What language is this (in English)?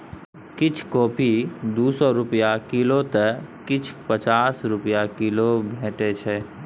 Maithili